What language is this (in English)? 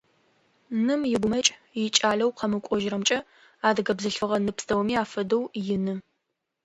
Adyghe